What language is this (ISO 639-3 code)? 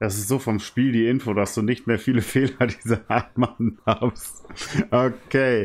deu